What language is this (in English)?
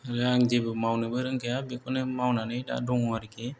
Bodo